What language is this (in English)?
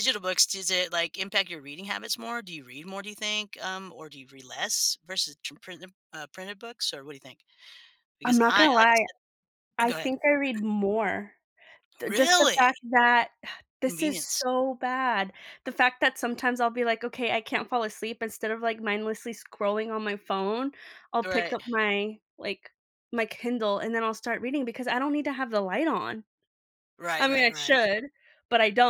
English